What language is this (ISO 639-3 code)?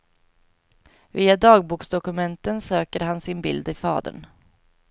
swe